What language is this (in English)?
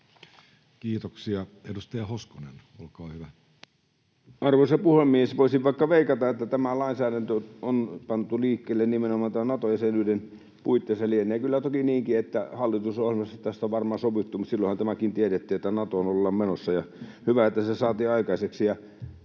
Finnish